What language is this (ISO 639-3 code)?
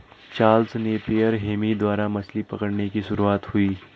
hin